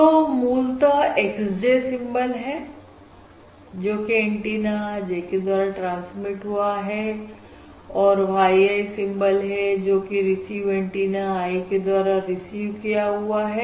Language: Hindi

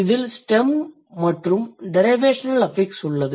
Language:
Tamil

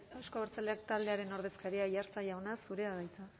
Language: Basque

